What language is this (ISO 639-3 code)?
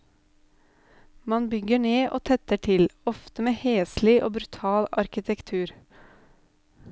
nor